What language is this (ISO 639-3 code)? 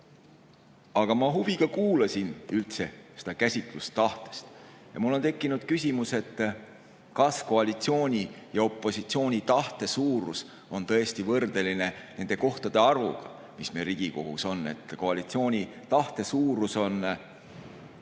est